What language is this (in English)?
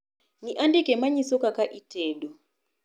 Luo (Kenya and Tanzania)